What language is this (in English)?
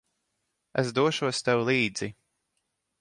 Latvian